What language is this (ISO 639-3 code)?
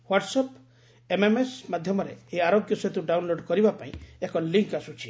ori